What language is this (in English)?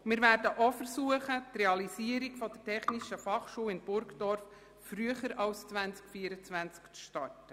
Swiss German